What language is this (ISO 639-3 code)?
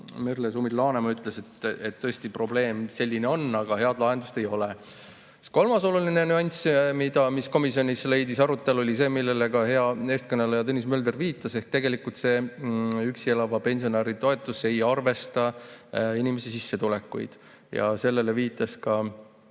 est